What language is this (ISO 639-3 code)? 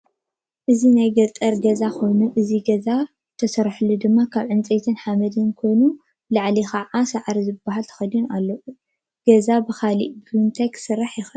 tir